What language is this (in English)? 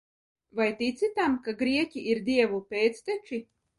Latvian